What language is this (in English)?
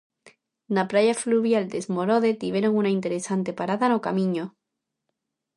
Galician